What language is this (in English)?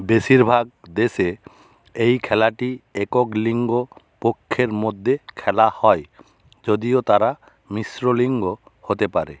Bangla